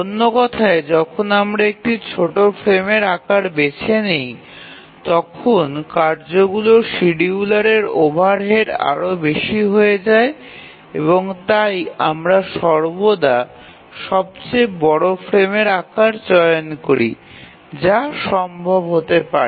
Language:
Bangla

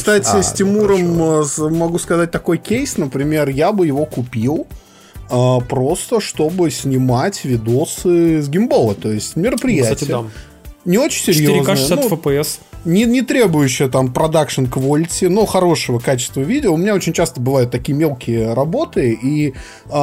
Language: Russian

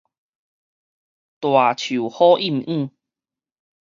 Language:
Min Nan Chinese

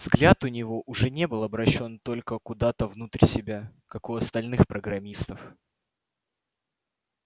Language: Russian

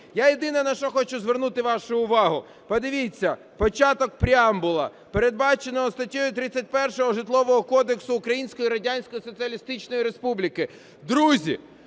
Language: Ukrainian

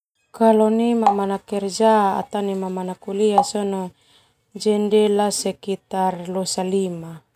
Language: Termanu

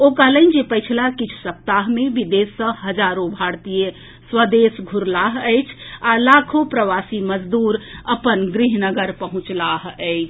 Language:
Maithili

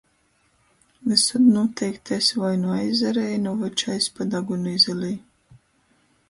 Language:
Latgalian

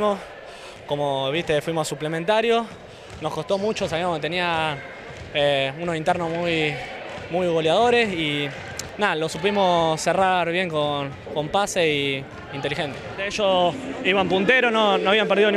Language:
Spanish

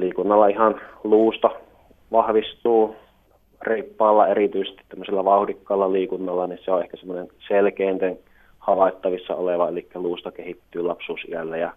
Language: Finnish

